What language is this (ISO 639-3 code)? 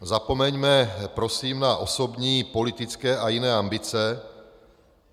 ces